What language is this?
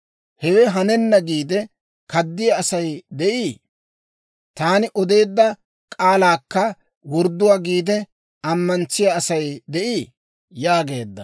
Dawro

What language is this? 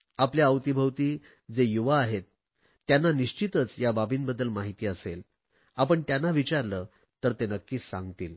Marathi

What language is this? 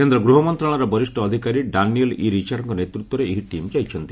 Odia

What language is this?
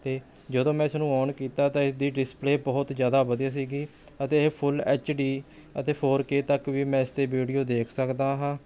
Punjabi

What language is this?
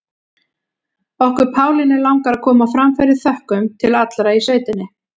Icelandic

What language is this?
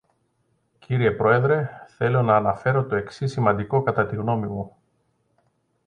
Greek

